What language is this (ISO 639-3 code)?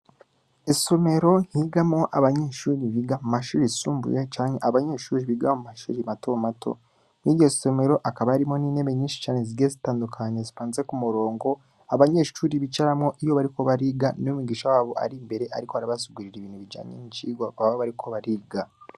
run